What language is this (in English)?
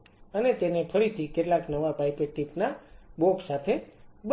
Gujarati